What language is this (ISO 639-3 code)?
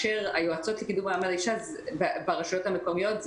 heb